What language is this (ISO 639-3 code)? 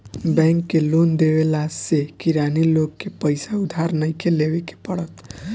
bho